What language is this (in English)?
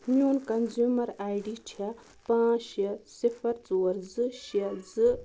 Kashmiri